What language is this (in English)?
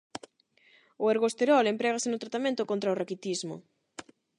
Galician